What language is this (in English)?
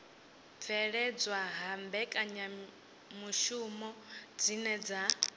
Venda